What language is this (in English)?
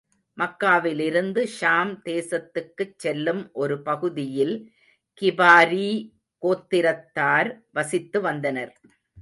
Tamil